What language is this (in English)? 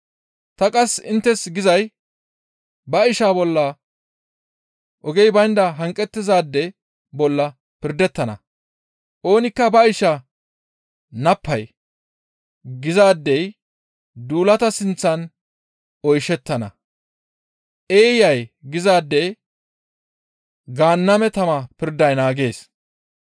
Gamo